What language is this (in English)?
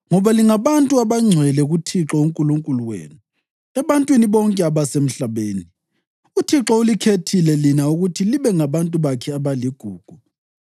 North Ndebele